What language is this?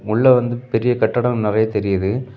Tamil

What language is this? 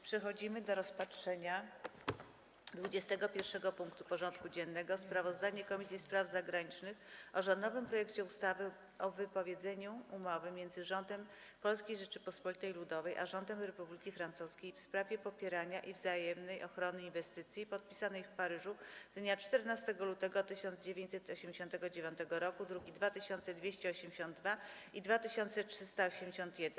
Polish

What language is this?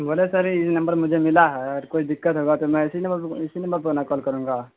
Urdu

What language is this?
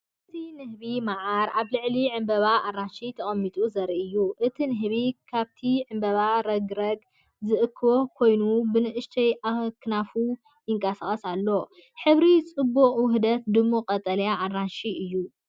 Tigrinya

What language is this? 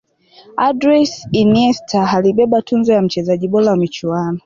Swahili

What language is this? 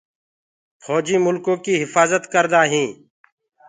Gurgula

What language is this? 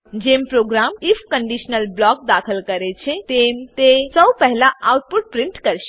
Gujarati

